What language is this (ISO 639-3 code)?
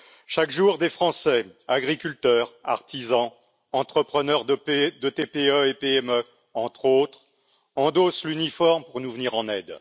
fra